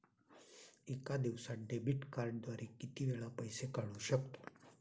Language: Marathi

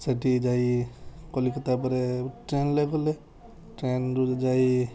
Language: Odia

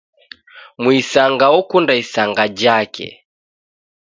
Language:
Taita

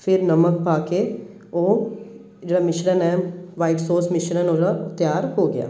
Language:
Punjabi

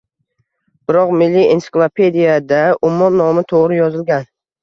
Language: Uzbek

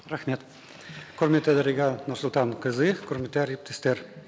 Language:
Kazakh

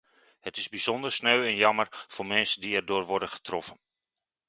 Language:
Dutch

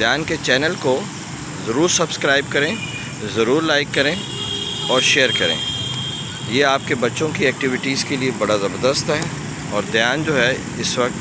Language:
Urdu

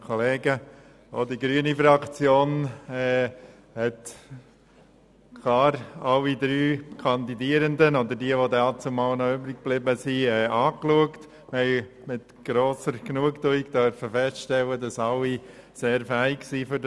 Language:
Swiss German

